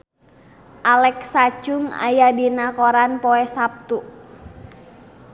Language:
Sundanese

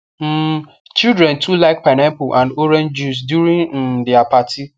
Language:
Nigerian Pidgin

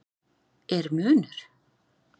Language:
Icelandic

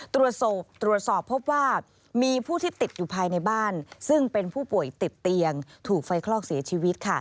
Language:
Thai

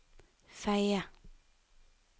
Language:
Norwegian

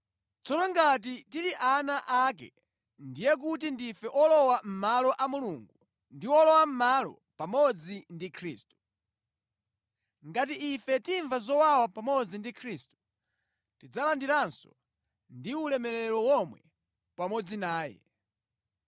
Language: Nyanja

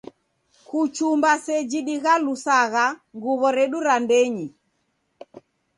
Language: Taita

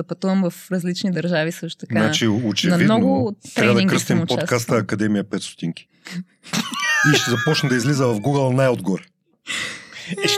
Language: Bulgarian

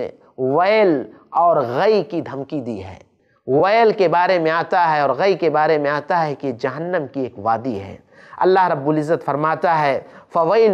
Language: Arabic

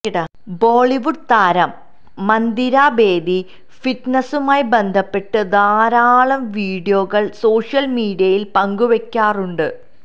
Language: Malayalam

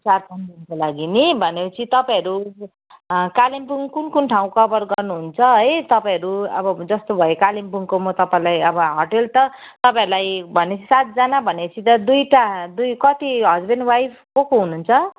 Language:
Nepali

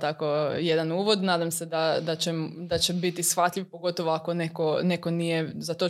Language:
Croatian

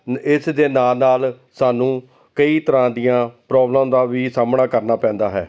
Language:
Punjabi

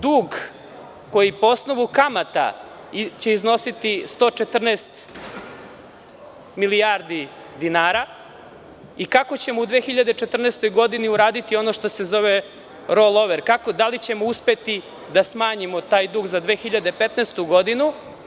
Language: Serbian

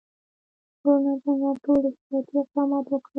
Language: Pashto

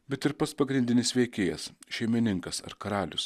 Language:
Lithuanian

